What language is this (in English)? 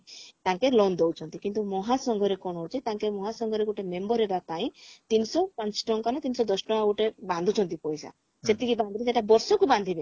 Odia